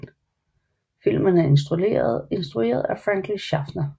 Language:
Danish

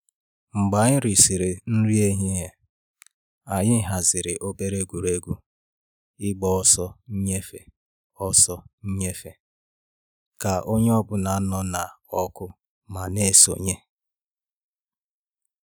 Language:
Igbo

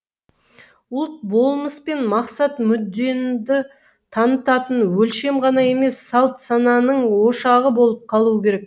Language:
Kazakh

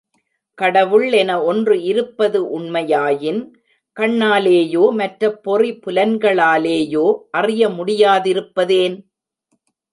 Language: Tamil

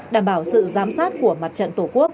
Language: Vietnamese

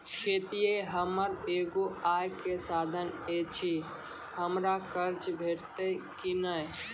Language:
Maithili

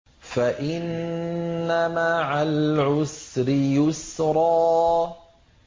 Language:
Arabic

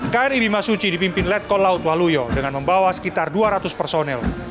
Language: Indonesian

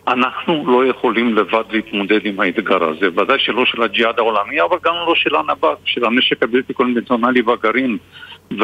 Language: Hebrew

